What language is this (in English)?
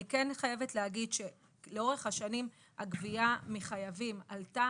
Hebrew